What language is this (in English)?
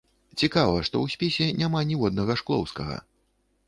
Belarusian